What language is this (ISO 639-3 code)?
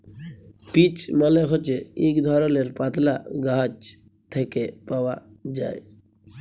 ben